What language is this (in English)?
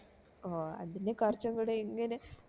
Malayalam